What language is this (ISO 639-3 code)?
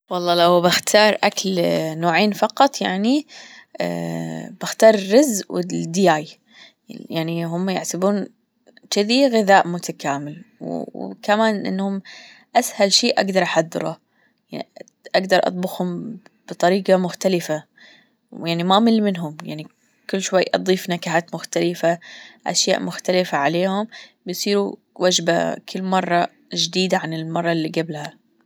afb